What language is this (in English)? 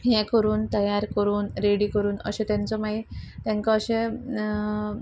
Konkani